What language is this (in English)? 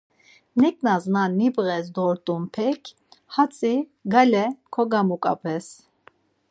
Laz